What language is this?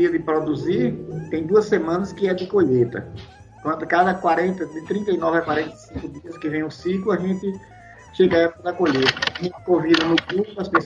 Portuguese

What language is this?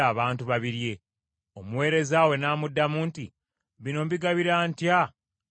Ganda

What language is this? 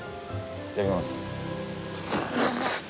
Japanese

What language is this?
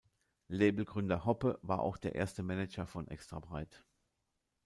German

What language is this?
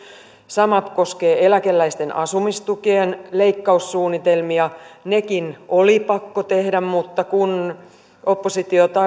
Finnish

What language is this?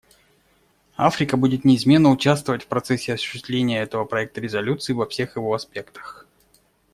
Russian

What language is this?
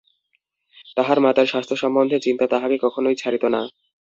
Bangla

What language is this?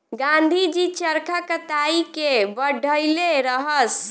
Bhojpuri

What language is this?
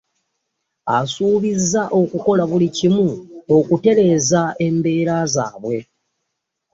Ganda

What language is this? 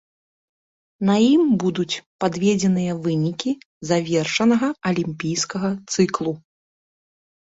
Belarusian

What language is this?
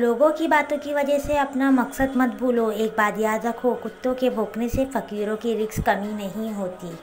Hindi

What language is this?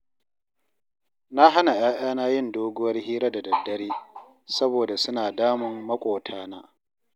Hausa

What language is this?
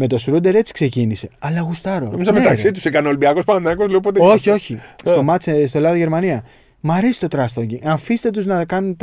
Greek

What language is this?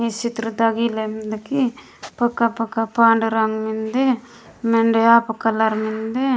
Gondi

